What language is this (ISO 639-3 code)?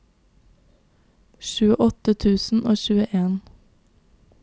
nor